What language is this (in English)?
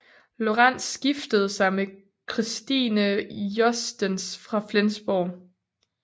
Danish